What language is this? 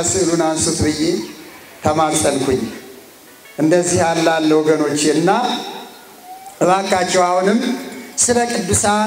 Arabic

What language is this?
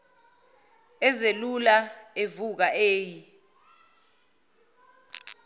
Zulu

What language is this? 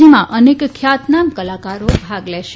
Gujarati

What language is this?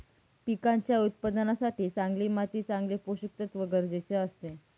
Marathi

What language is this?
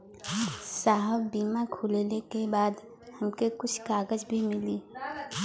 Bhojpuri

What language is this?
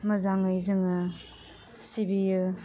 Bodo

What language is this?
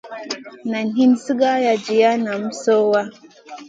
Masana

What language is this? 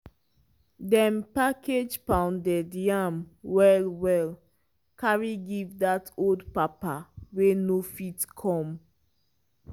Nigerian Pidgin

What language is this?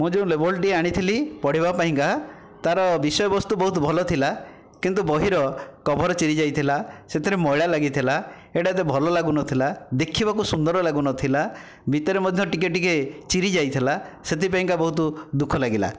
Odia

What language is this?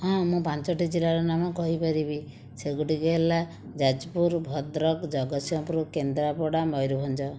Odia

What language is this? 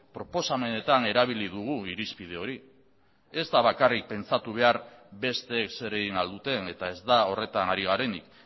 Basque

